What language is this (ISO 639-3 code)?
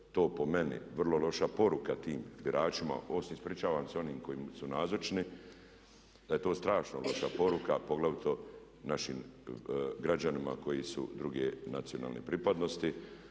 hrv